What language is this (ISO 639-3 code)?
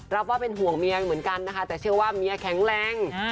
tha